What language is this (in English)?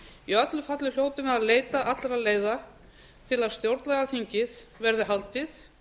Icelandic